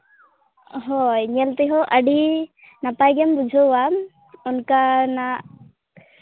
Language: Santali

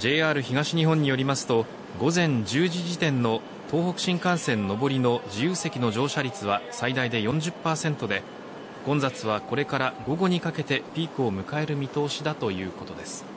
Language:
Japanese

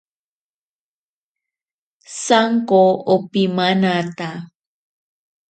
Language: Ashéninka Perené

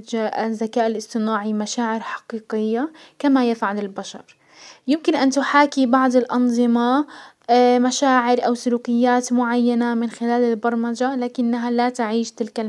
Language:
Hijazi Arabic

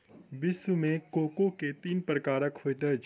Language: Maithili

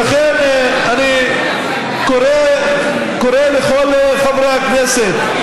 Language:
Hebrew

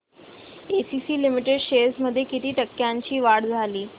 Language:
Marathi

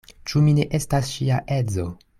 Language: Esperanto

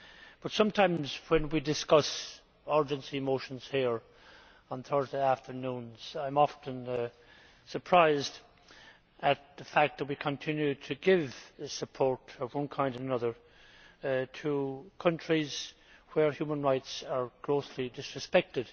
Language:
English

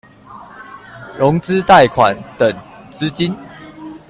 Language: Chinese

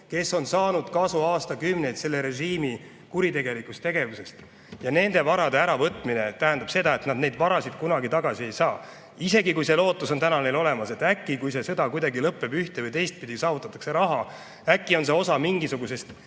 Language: Estonian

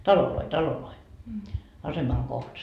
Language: Finnish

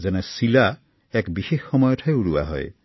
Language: Assamese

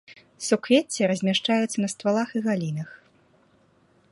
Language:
Belarusian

